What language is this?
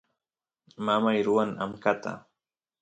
Santiago del Estero Quichua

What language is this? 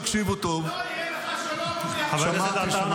Hebrew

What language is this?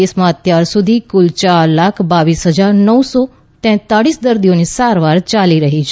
Gujarati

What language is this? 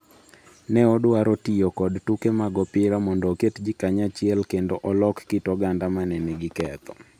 Luo (Kenya and Tanzania)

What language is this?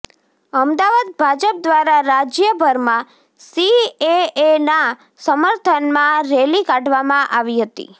Gujarati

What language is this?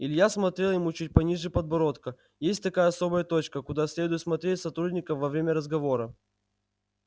Russian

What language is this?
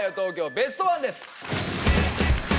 Japanese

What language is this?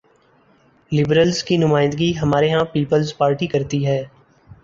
Urdu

